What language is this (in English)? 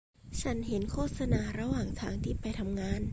Thai